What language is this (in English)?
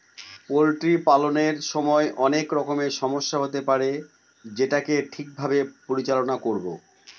Bangla